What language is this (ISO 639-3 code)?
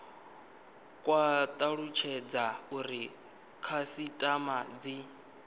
ven